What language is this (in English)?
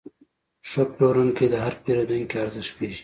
Pashto